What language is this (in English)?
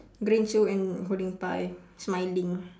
English